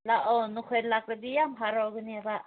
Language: Manipuri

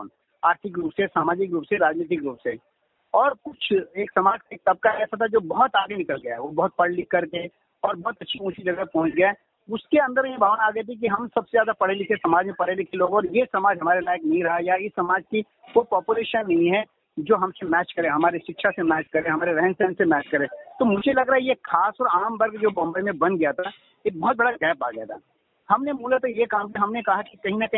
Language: Hindi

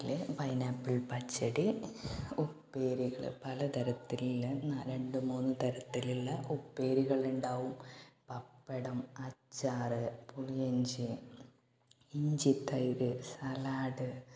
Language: Malayalam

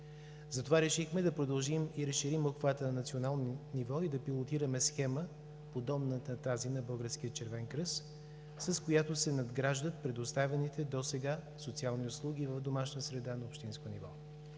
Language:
Bulgarian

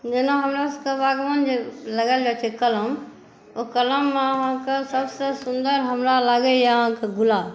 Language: Maithili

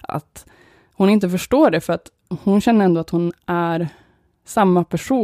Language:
Swedish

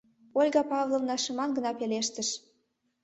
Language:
Mari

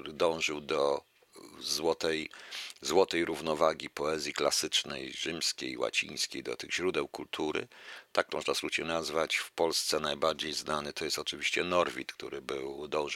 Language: Polish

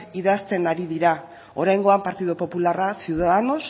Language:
Basque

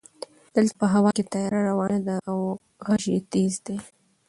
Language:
Pashto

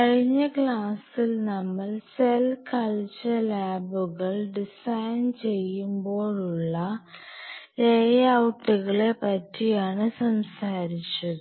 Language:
Malayalam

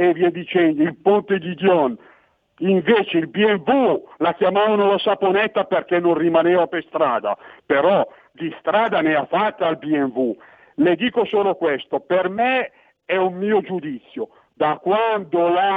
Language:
Italian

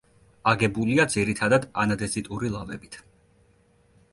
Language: Georgian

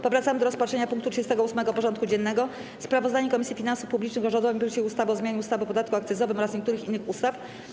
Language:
Polish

